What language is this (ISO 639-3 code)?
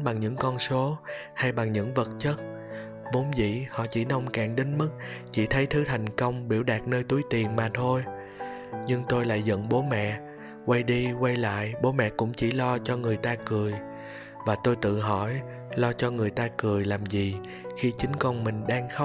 vie